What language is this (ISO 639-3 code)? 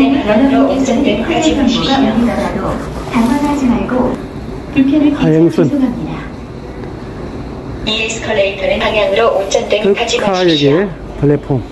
kor